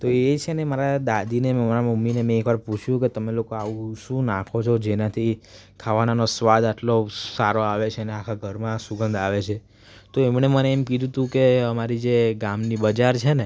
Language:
Gujarati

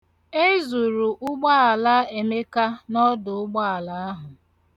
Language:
Igbo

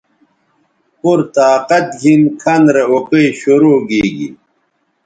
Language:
Bateri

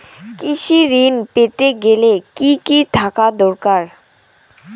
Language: Bangla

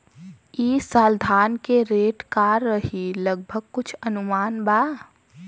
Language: Bhojpuri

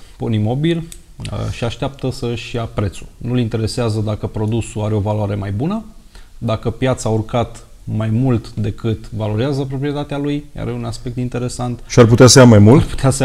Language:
Romanian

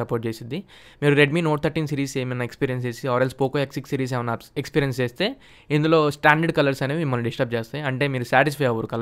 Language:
Telugu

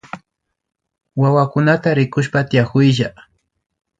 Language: Imbabura Highland Quichua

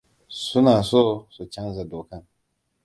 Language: Hausa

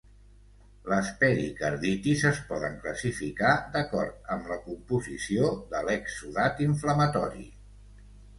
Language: Catalan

